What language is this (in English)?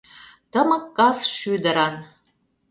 Mari